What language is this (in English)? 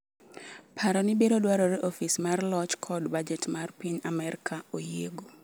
Luo (Kenya and Tanzania)